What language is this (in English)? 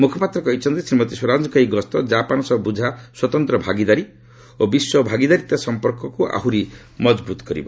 Odia